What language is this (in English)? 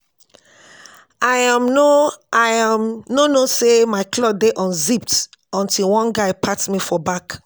Nigerian Pidgin